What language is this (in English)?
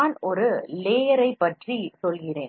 Tamil